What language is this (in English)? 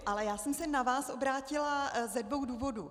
Czech